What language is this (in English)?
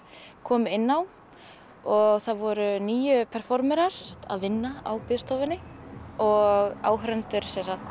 Icelandic